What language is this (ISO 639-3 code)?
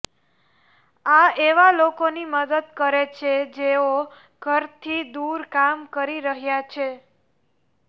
guj